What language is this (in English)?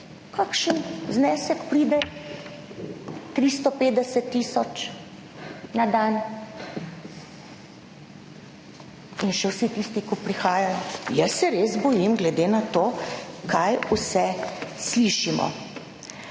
Slovenian